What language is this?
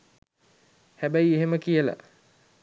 Sinhala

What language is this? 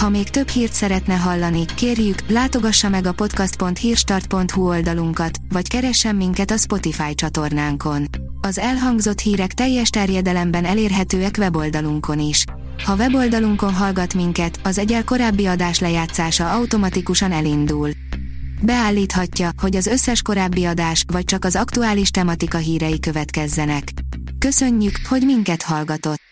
Hungarian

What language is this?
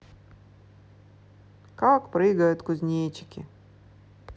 Russian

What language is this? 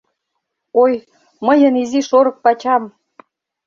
Mari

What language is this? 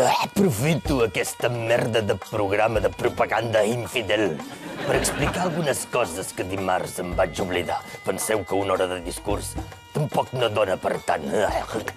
Romanian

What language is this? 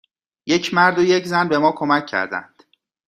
Persian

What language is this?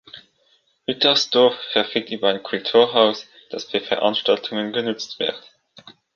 German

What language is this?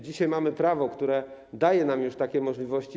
Polish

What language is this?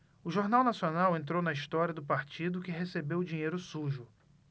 Portuguese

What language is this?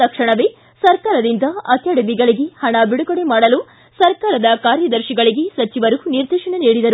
Kannada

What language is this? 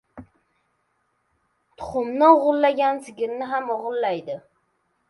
Uzbek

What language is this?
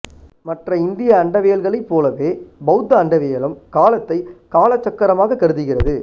Tamil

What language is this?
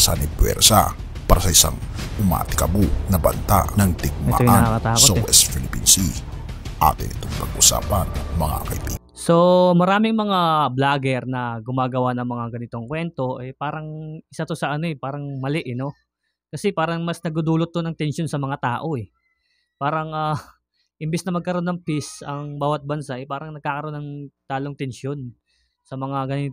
Filipino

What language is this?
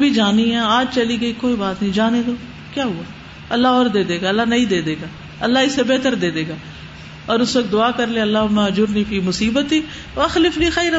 Urdu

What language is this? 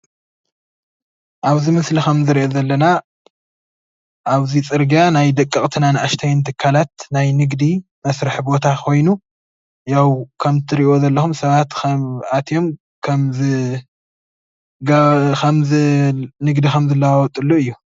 Tigrinya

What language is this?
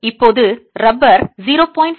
Tamil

